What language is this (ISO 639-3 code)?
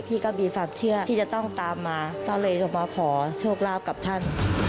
tha